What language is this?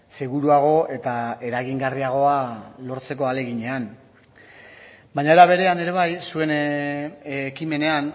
Basque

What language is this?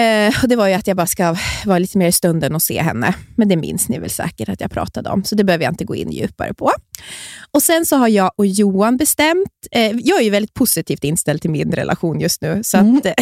Swedish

